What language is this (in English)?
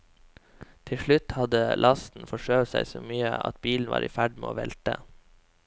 Norwegian